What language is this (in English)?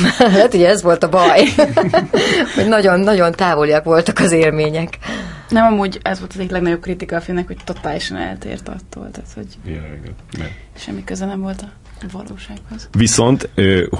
Hungarian